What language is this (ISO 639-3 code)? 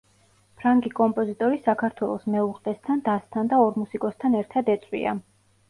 kat